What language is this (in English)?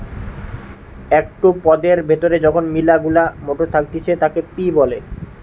Bangla